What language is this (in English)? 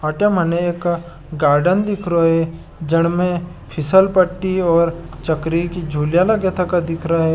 Marwari